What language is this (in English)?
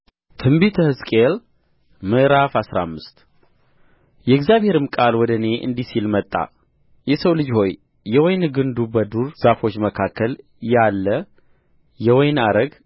Amharic